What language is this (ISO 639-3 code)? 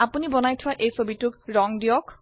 asm